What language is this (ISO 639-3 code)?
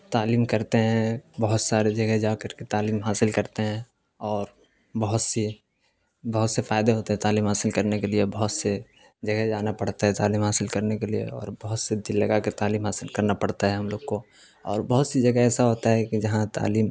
urd